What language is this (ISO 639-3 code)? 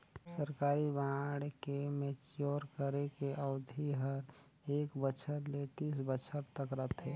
hne